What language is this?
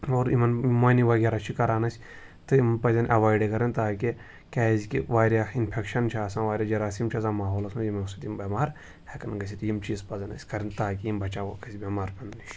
Kashmiri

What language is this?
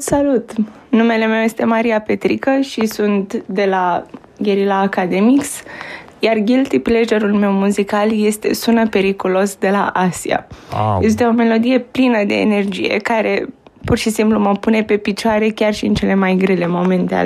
Romanian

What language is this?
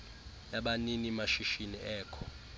Xhosa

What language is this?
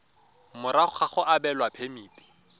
Tswana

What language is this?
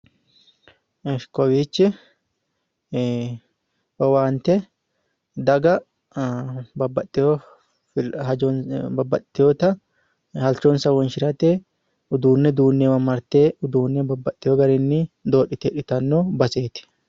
Sidamo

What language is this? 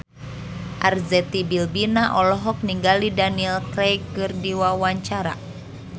Sundanese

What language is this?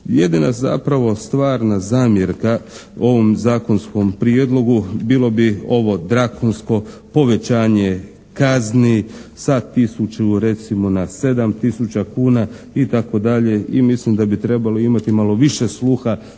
Croatian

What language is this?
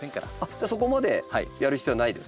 Japanese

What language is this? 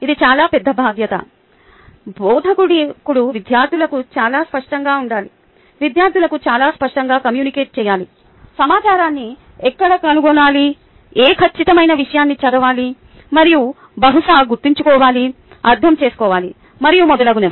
Telugu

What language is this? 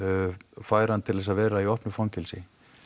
Icelandic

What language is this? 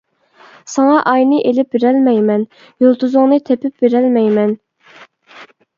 Uyghur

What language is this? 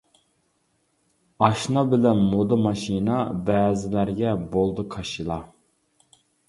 Uyghur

